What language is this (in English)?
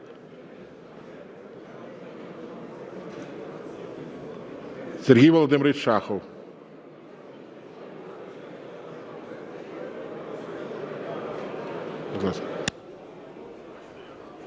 Ukrainian